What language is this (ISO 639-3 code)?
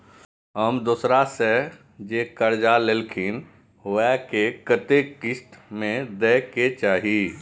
mai